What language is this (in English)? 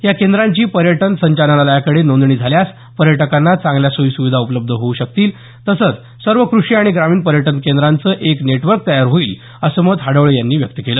Marathi